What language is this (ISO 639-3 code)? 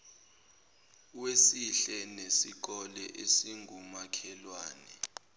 zul